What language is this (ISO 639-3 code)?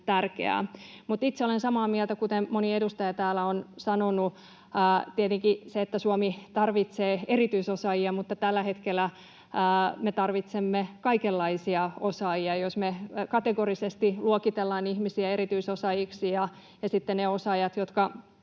fin